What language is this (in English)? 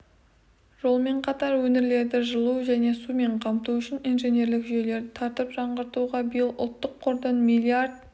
Kazakh